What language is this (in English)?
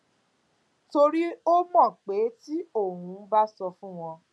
Yoruba